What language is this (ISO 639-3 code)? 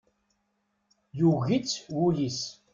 kab